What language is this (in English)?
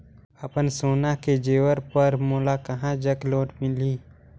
Chhattisgarhi